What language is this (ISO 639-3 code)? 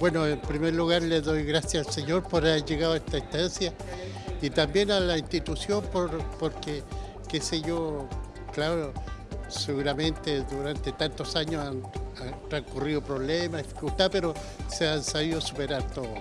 spa